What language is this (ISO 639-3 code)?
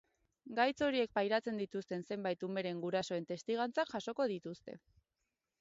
eus